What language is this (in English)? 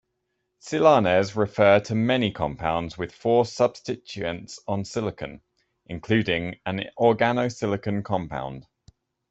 English